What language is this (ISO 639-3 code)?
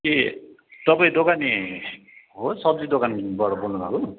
nep